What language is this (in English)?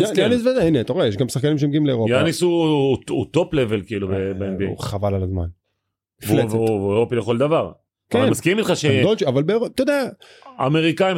Hebrew